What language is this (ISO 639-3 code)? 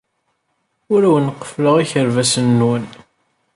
kab